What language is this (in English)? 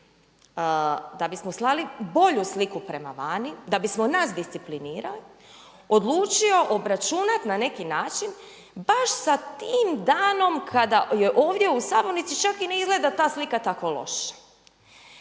Croatian